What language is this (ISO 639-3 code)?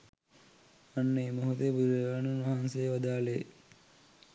sin